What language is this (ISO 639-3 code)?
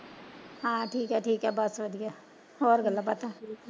pan